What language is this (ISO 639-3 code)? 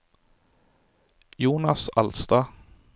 nor